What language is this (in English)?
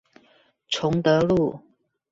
Chinese